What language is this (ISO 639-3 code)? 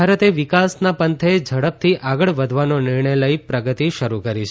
guj